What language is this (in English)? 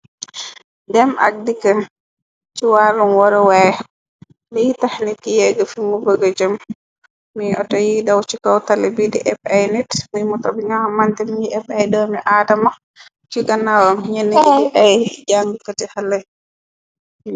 Wolof